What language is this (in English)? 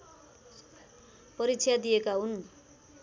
Nepali